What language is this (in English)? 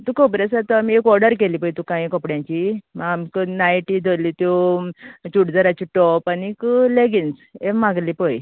Konkani